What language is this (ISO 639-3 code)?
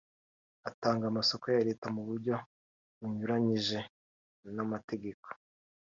kin